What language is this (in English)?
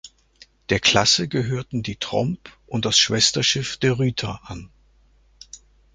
German